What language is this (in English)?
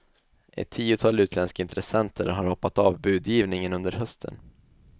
Swedish